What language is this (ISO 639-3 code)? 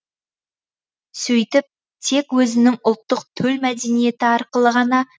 kaz